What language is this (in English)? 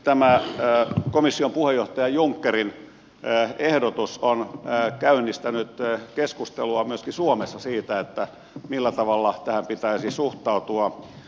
Finnish